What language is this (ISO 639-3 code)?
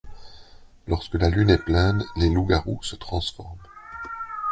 fra